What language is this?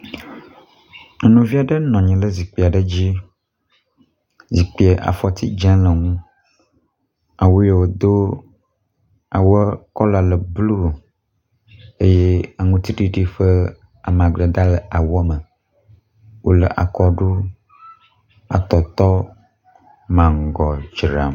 Ewe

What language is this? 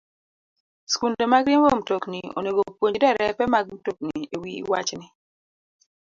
Luo (Kenya and Tanzania)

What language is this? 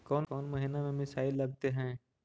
Magahi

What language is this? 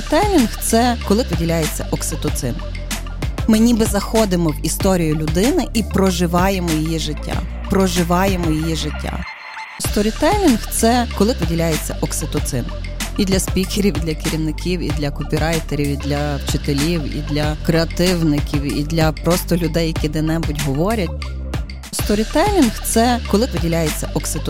Ukrainian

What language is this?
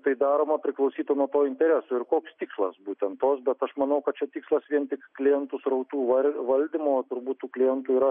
Lithuanian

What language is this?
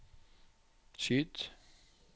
Norwegian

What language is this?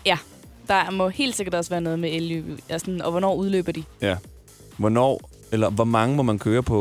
Danish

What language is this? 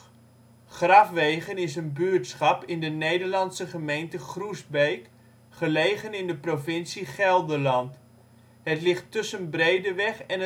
Dutch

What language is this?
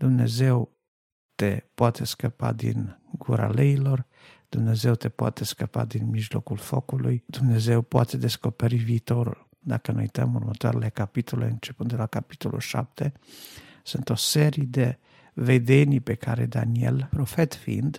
Romanian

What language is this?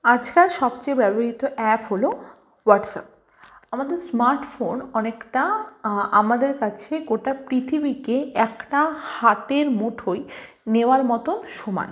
Bangla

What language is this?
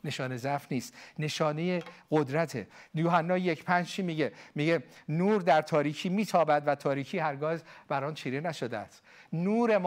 Persian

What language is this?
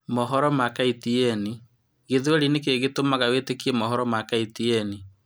Kikuyu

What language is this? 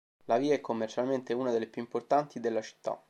Italian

